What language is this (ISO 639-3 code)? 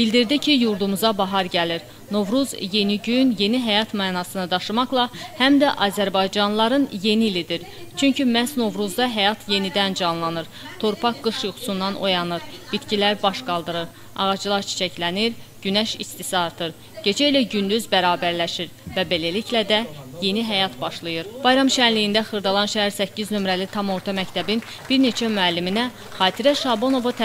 tur